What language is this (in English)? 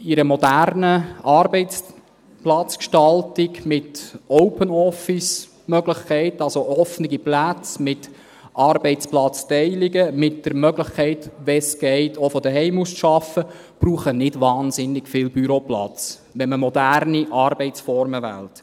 Swiss German